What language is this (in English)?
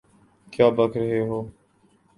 Urdu